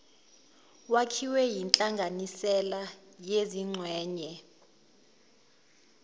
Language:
Zulu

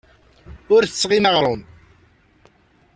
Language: Kabyle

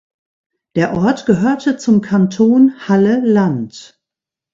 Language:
German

